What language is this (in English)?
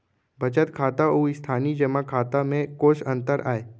Chhattisgarhi